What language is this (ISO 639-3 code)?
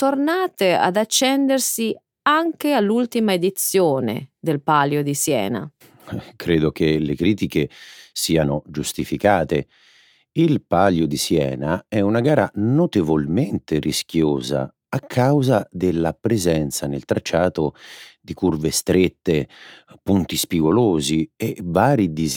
ita